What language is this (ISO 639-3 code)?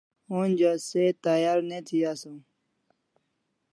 kls